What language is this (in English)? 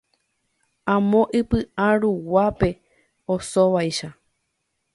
Guarani